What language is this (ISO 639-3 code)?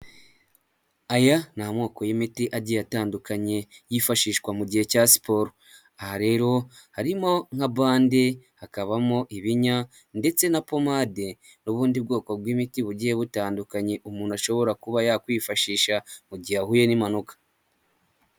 kin